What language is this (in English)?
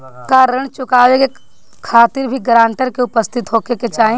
Bhojpuri